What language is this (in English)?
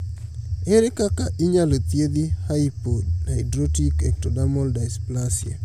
Luo (Kenya and Tanzania)